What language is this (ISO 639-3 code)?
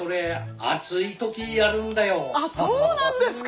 jpn